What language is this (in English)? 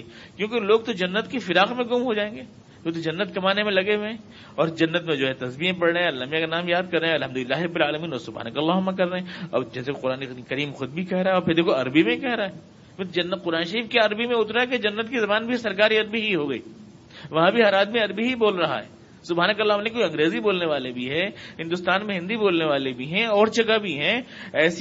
Urdu